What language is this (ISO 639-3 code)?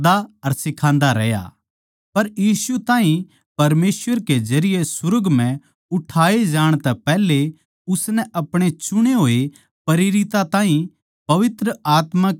bgc